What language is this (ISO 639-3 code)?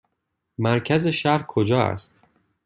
fas